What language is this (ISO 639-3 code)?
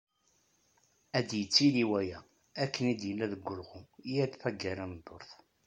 kab